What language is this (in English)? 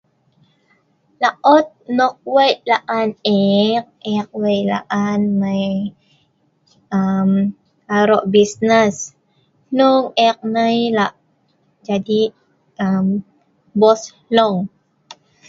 Sa'ban